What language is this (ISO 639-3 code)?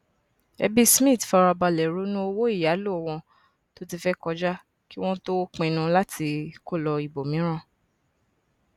yor